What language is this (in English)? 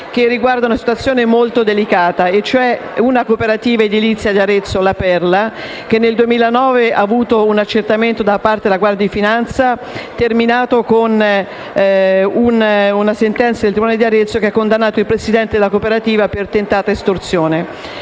Italian